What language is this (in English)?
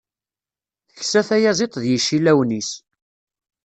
Kabyle